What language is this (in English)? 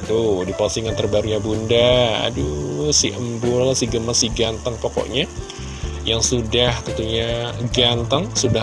Indonesian